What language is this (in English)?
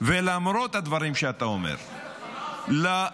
Hebrew